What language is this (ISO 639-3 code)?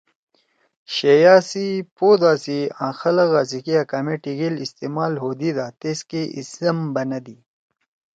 trw